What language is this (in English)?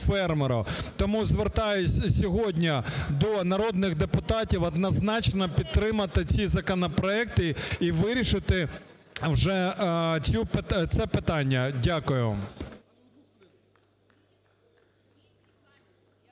Ukrainian